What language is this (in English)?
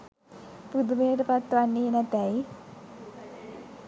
Sinhala